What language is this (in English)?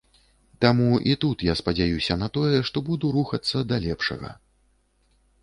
Belarusian